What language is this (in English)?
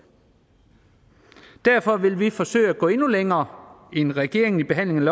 Danish